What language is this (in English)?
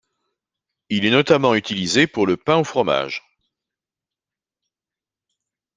French